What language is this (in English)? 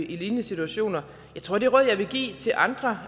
Danish